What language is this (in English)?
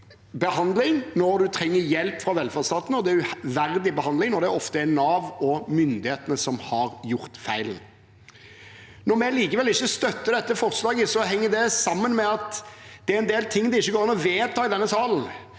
Norwegian